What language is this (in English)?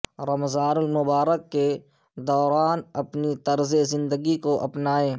Urdu